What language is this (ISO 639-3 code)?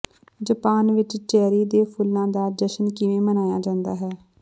pan